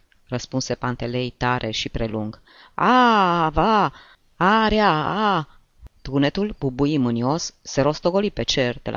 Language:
Romanian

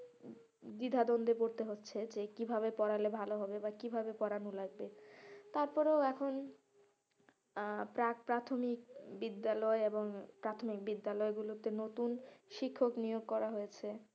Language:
Bangla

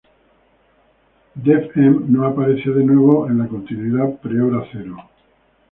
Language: Spanish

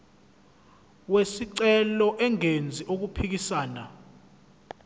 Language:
Zulu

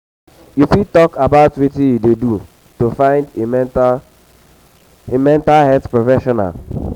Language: Nigerian Pidgin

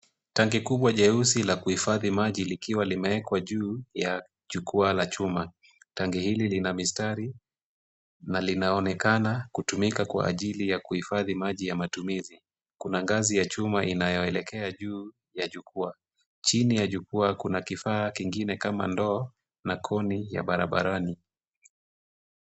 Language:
Swahili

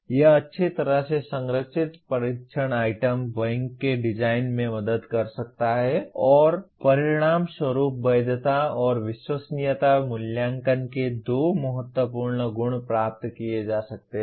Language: Hindi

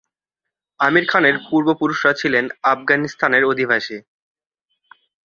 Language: Bangla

